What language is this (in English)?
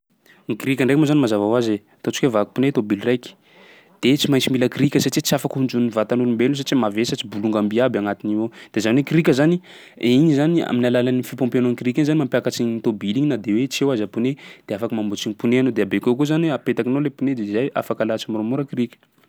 Sakalava Malagasy